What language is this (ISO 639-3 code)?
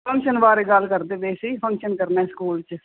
pan